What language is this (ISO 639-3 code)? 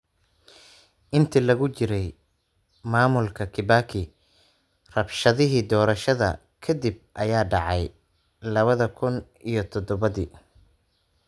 som